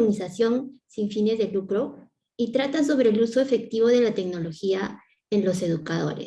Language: Spanish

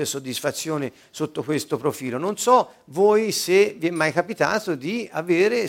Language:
Italian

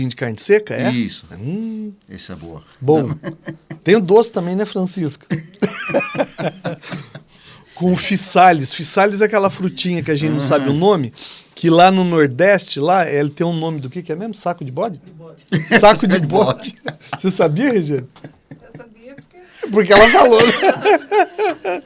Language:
Portuguese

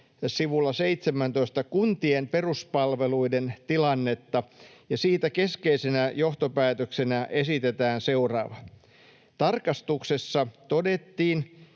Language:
Finnish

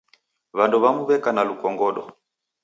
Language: Taita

